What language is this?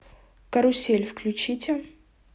Russian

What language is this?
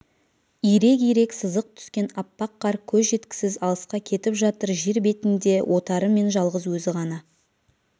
Kazakh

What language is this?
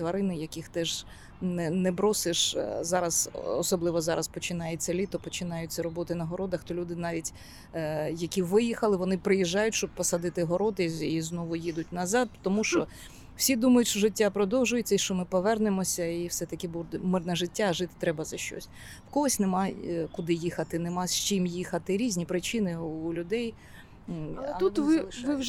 Ukrainian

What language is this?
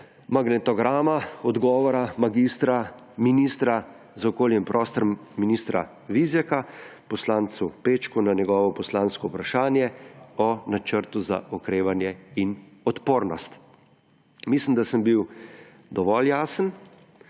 Slovenian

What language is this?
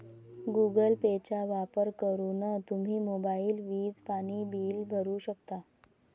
Marathi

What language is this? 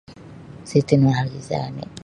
Sabah Bisaya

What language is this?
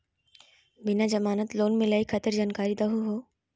Magahi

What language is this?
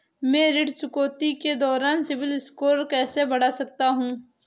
Hindi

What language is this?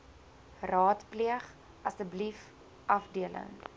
Afrikaans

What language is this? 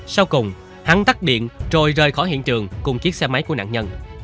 Vietnamese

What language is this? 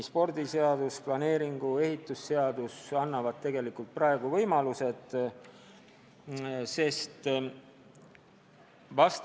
Estonian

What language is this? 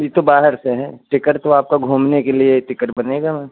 Hindi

